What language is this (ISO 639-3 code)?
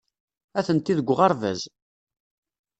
kab